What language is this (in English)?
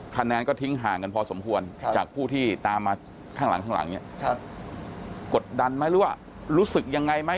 Thai